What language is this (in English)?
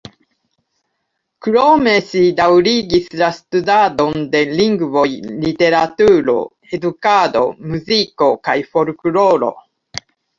Esperanto